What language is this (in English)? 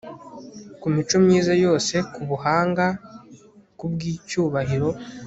Kinyarwanda